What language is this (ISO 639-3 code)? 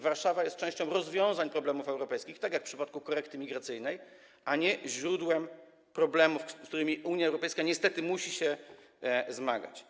pol